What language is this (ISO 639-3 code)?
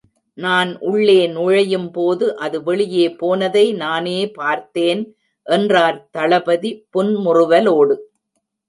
tam